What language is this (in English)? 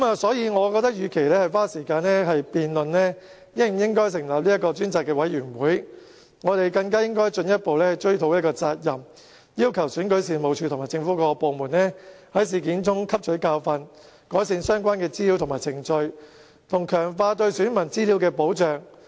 Cantonese